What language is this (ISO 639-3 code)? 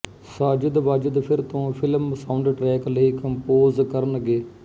pan